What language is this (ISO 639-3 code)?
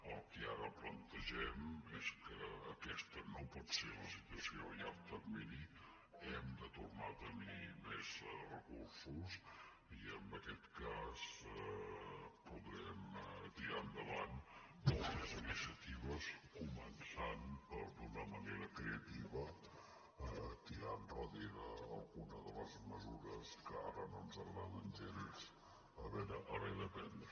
cat